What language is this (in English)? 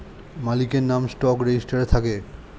Bangla